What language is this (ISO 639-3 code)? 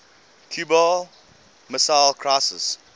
eng